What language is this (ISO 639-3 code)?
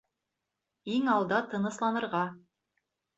bak